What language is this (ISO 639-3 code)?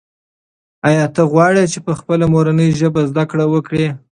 pus